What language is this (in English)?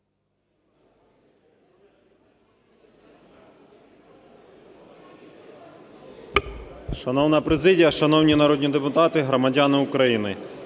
Ukrainian